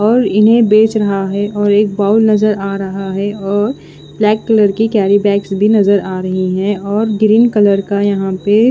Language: Hindi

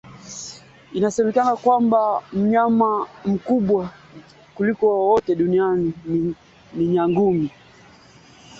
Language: Swahili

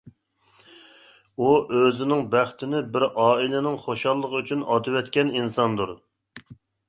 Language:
Uyghur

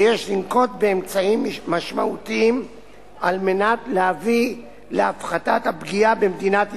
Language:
Hebrew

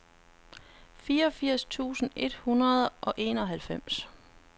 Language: Danish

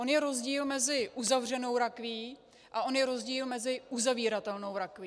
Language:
Czech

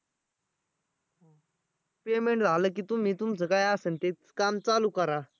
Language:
Marathi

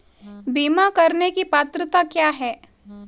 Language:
Hindi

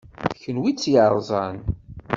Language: Kabyle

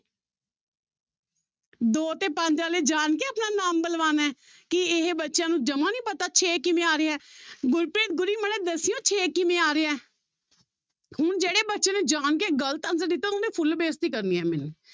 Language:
Punjabi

